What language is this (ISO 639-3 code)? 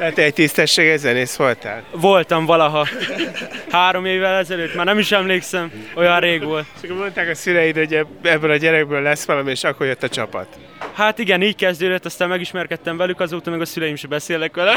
hun